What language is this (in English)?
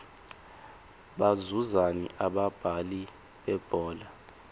Swati